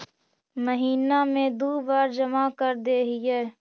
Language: Magahi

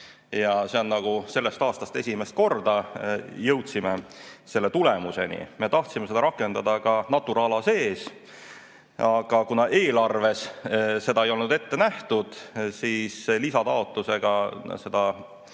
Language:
Estonian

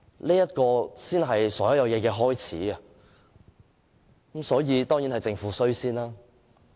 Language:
Cantonese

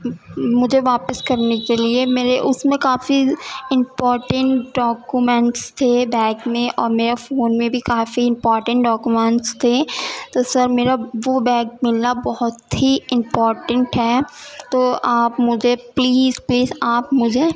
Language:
Urdu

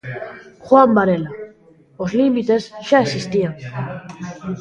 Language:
Galician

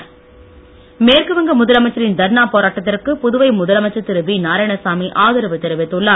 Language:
Tamil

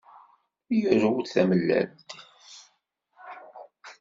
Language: Kabyle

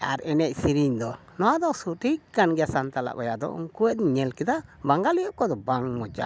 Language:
Santali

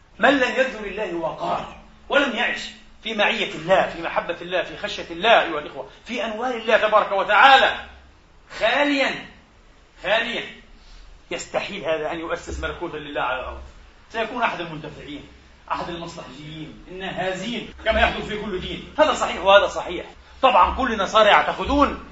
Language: Arabic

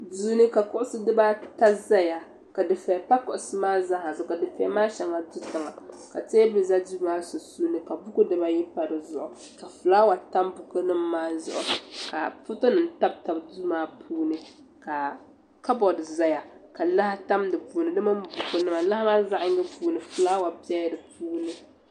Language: Dagbani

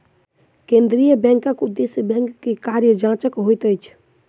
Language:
Maithili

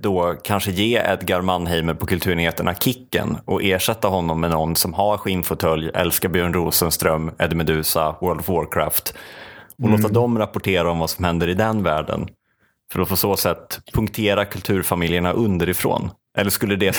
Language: Swedish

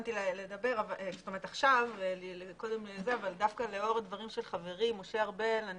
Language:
Hebrew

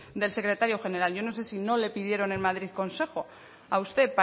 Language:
Spanish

